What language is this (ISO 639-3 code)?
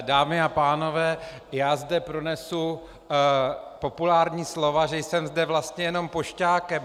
ces